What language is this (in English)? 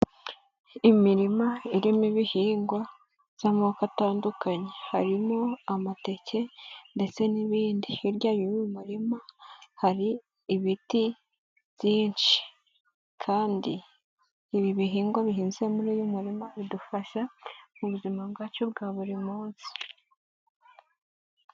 Kinyarwanda